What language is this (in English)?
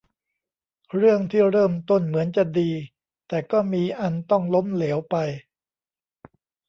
Thai